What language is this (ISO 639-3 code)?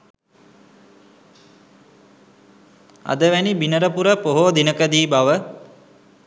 sin